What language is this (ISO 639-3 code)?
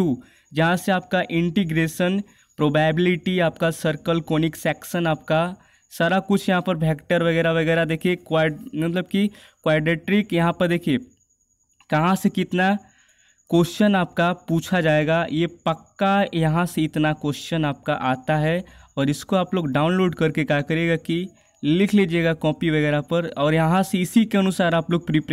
hin